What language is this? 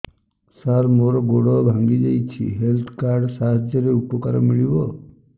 Odia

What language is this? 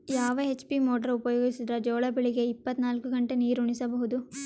Kannada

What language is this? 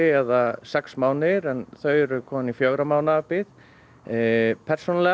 Icelandic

